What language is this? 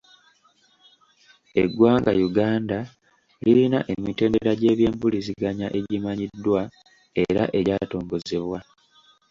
Ganda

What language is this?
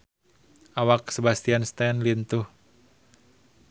Sundanese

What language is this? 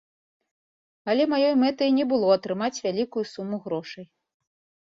Belarusian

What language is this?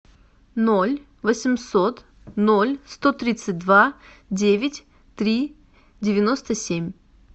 Russian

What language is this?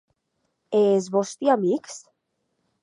Occitan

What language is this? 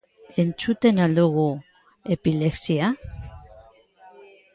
Basque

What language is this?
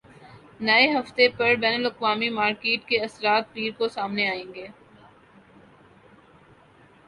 Urdu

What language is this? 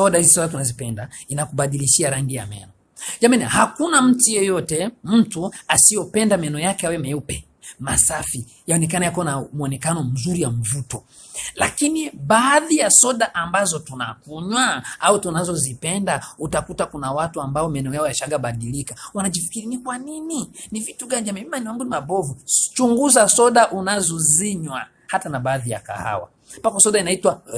Swahili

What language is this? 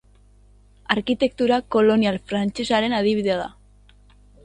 Basque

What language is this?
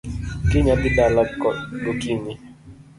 Luo (Kenya and Tanzania)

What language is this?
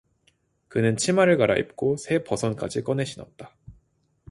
Korean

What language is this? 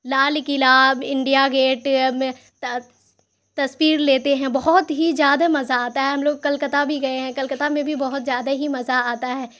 Urdu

